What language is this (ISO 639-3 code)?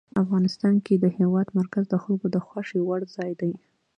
pus